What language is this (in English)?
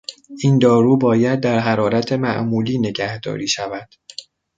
Persian